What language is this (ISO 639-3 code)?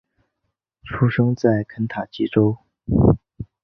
zho